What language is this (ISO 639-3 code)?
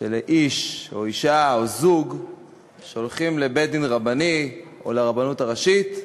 heb